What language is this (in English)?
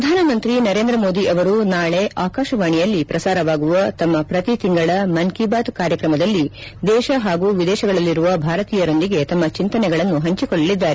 Kannada